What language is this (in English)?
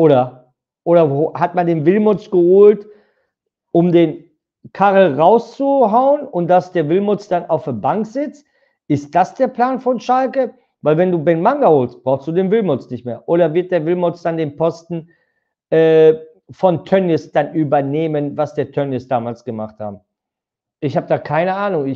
German